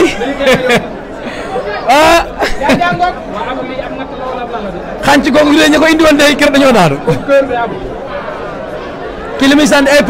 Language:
Dutch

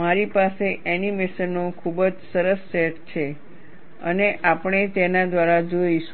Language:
Gujarati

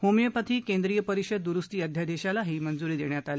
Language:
Marathi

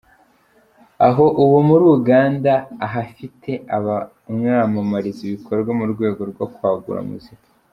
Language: Kinyarwanda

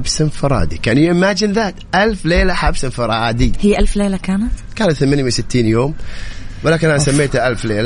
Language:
Arabic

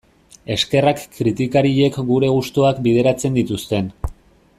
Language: Basque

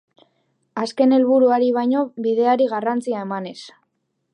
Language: Basque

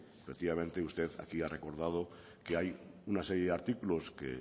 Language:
Spanish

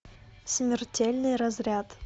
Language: Russian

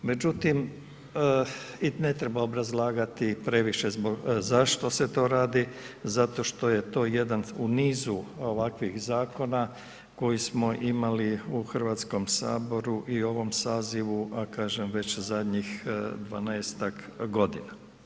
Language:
Croatian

